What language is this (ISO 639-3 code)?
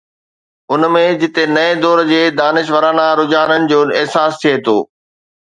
snd